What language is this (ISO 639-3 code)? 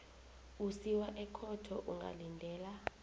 nbl